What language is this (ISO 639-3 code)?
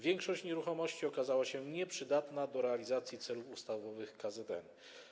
pol